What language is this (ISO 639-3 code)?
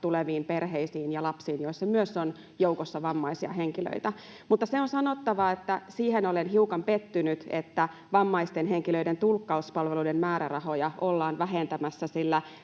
fin